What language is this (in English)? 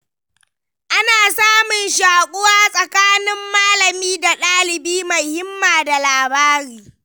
Hausa